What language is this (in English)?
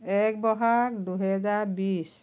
Assamese